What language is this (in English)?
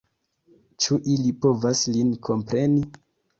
Esperanto